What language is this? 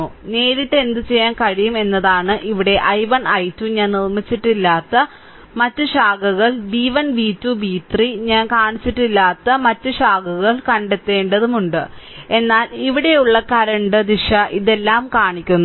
Malayalam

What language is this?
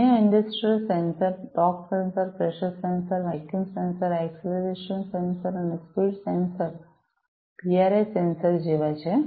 Gujarati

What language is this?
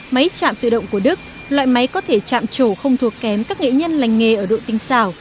Vietnamese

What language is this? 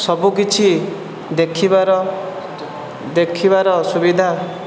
Odia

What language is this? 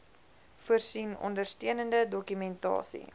Afrikaans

